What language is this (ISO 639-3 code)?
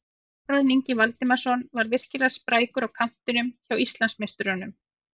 isl